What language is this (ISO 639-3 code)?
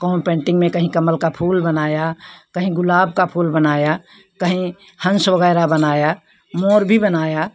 hin